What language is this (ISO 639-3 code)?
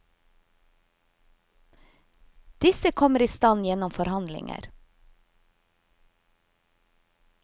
nor